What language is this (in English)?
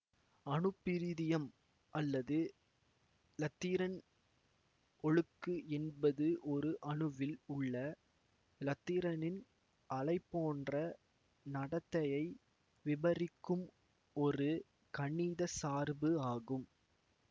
Tamil